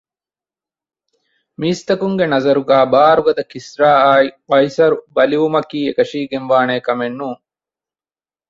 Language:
Divehi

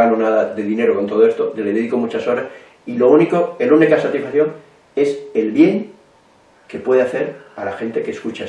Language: Spanish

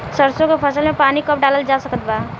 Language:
Bhojpuri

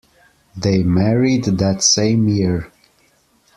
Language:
English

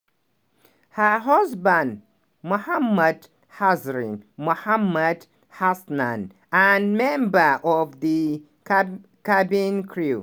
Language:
Nigerian Pidgin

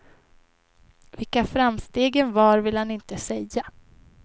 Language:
Swedish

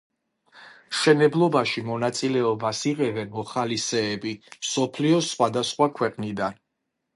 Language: Georgian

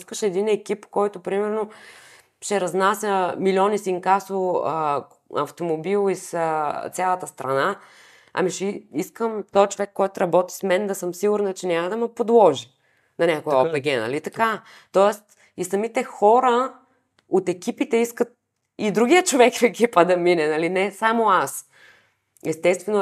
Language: Bulgarian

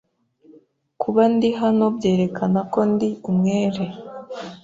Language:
Kinyarwanda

